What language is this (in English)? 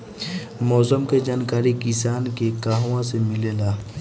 Bhojpuri